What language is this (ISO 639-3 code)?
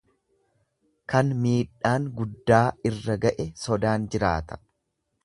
orm